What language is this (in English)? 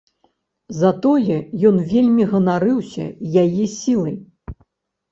Belarusian